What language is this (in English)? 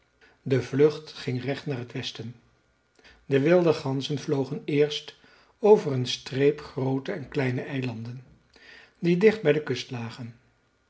Dutch